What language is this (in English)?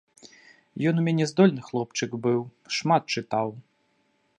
Belarusian